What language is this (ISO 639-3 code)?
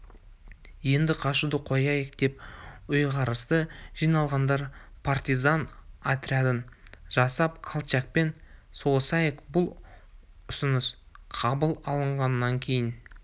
kaz